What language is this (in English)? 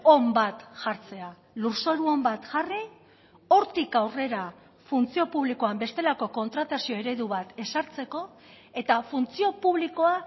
Basque